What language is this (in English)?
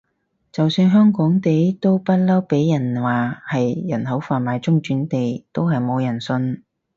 Cantonese